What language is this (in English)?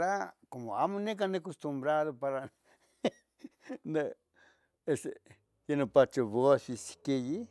Tetelcingo Nahuatl